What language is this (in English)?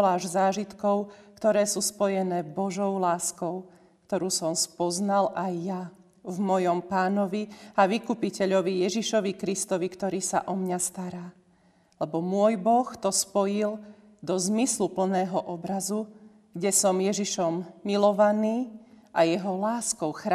Slovak